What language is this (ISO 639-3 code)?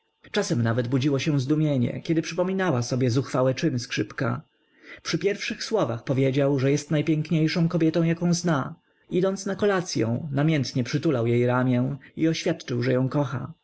pol